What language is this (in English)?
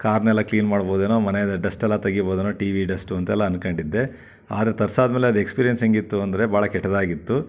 Kannada